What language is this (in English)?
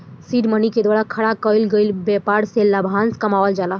Bhojpuri